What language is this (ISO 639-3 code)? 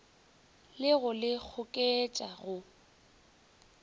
nso